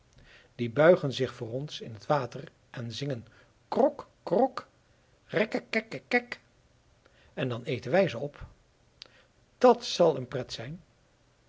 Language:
Dutch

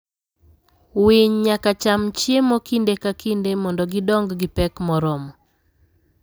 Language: Luo (Kenya and Tanzania)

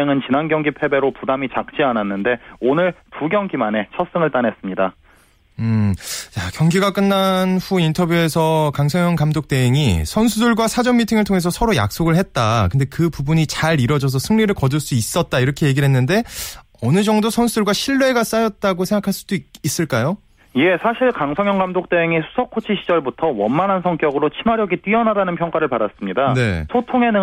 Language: Korean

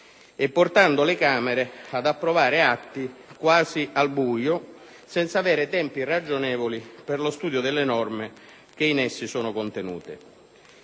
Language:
Italian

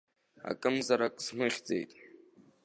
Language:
Abkhazian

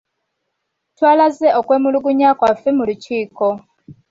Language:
Ganda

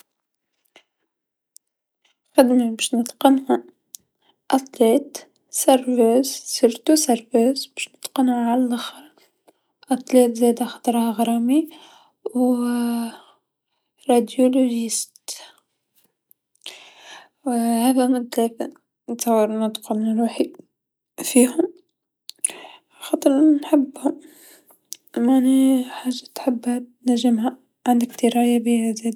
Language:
Tunisian Arabic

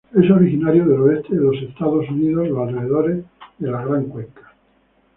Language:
Spanish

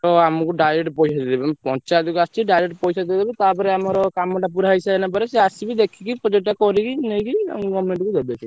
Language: Odia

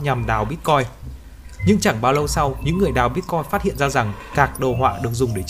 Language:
Vietnamese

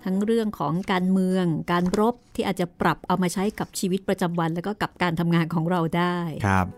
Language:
Thai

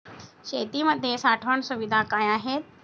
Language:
Marathi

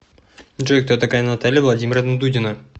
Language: Russian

